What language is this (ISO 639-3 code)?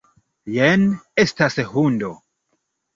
epo